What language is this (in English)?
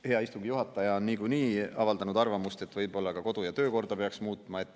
Estonian